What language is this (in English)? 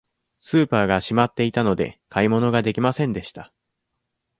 Japanese